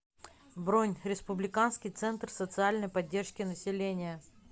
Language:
Russian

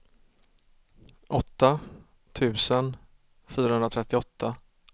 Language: Swedish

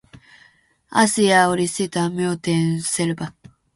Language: Finnish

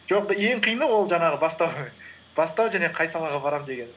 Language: Kazakh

